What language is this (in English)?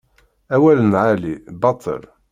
Kabyle